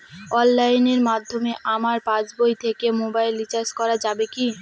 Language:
Bangla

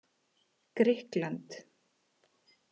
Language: Icelandic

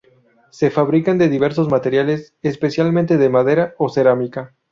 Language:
Spanish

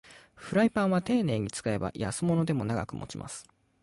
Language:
Japanese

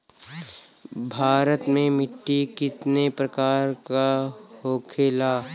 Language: Bhojpuri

